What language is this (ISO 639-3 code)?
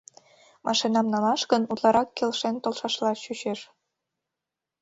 chm